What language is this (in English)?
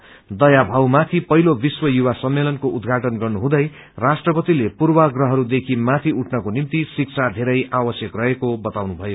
Nepali